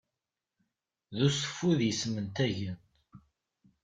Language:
Kabyle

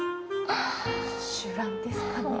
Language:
Japanese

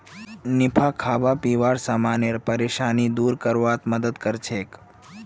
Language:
Magahi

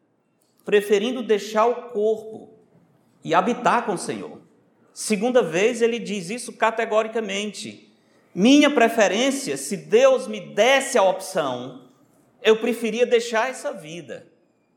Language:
Portuguese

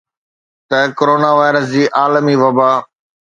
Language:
Sindhi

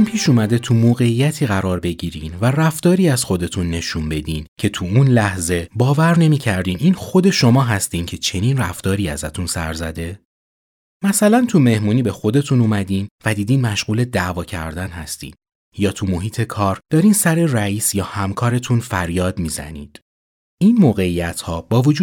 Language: Persian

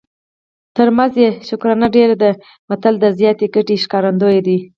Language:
Pashto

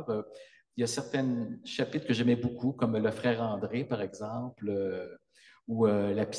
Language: French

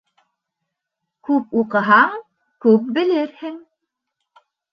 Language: Bashkir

